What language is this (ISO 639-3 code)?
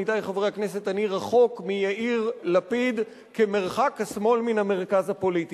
heb